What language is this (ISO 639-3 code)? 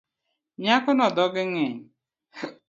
luo